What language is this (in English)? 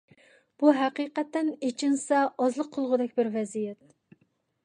Uyghur